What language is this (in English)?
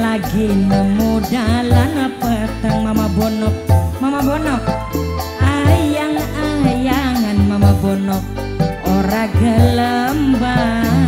Indonesian